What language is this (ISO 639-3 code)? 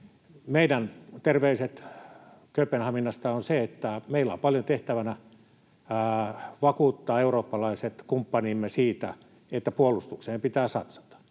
fin